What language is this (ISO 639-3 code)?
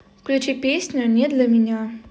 rus